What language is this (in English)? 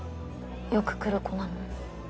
Japanese